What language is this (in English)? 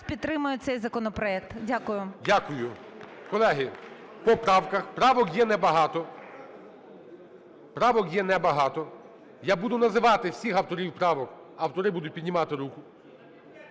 Ukrainian